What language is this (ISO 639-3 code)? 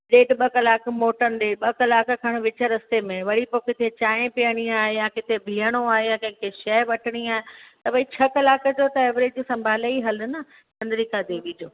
snd